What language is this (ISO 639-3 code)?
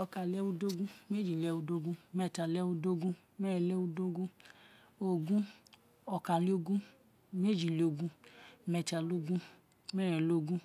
its